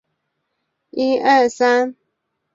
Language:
Chinese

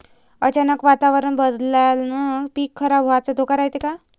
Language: Marathi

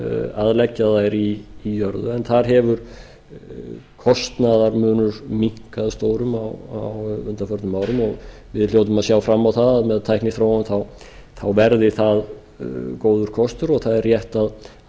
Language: Icelandic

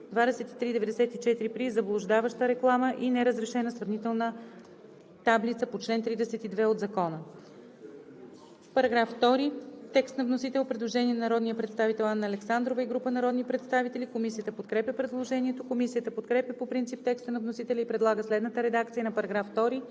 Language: Bulgarian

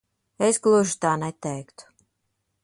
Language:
Latvian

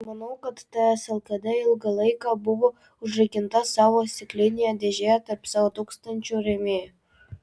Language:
Lithuanian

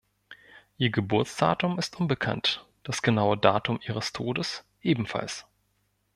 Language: German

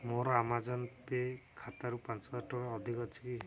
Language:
Odia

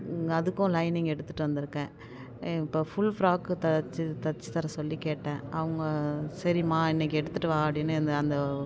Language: Tamil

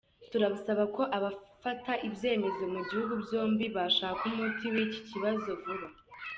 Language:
Kinyarwanda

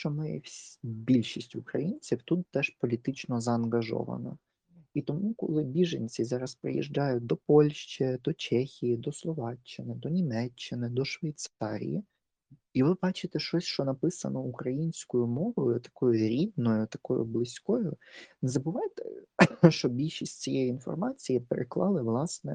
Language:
Ukrainian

